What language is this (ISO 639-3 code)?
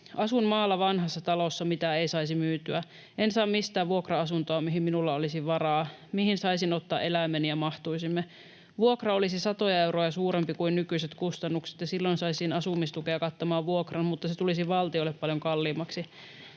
fin